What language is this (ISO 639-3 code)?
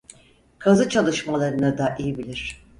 tur